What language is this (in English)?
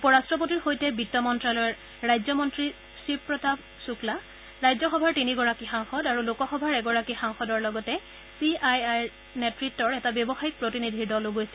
Assamese